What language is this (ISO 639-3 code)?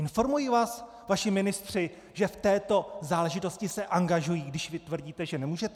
ces